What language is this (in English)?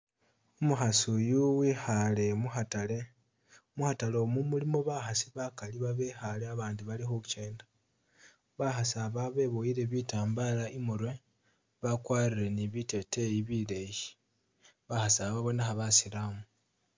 Masaaba